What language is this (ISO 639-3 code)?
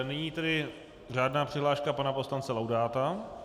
ces